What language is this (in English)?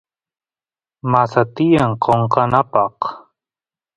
Santiago del Estero Quichua